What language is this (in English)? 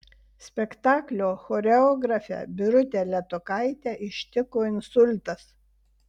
Lithuanian